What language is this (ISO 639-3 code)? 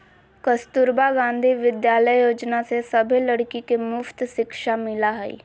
mag